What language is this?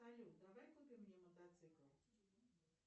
Russian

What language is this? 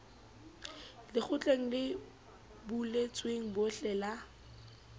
Southern Sotho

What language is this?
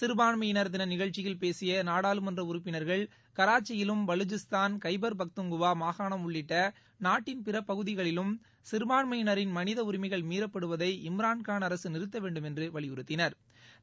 Tamil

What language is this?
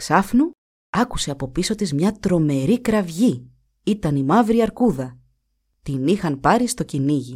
Greek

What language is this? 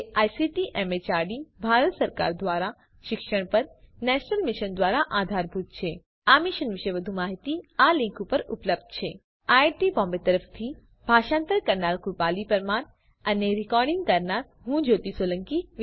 Gujarati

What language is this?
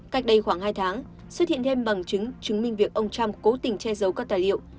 Vietnamese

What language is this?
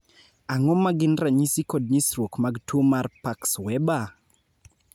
Luo (Kenya and Tanzania)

